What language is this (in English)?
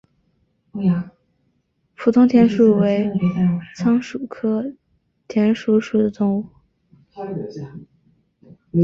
Chinese